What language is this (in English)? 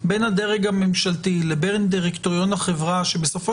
Hebrew